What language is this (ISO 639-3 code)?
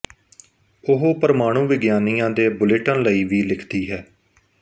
pan